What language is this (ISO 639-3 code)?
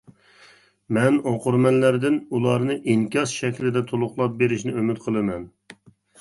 uig